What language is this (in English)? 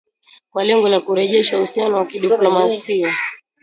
Swahili